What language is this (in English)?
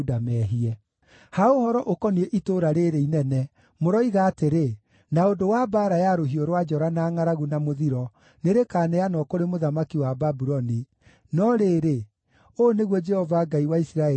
Kikuyu